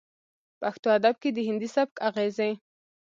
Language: Pashto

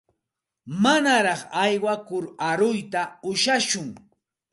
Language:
Santa Ana de Tusi Pasco Quechua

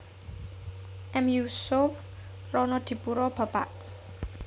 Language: Javanese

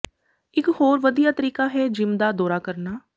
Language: Punjabi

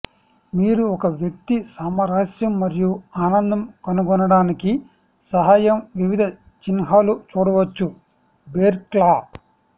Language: Telugu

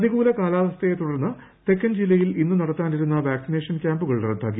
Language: Malayalam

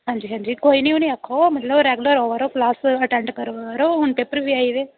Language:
Dogri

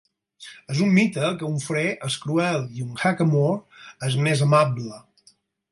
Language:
Catalan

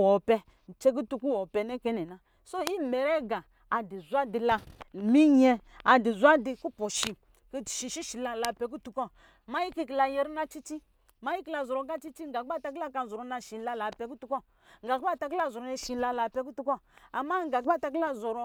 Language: Lijili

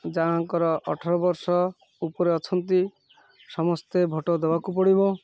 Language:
Odia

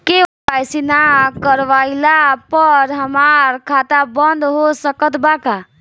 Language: Bhojpuri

